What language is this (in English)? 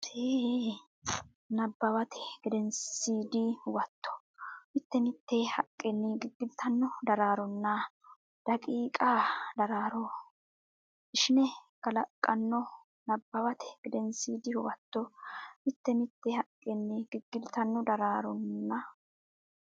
Sidamo